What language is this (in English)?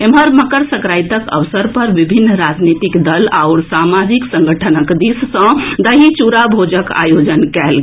Maithili